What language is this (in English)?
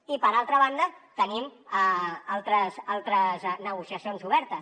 Catalan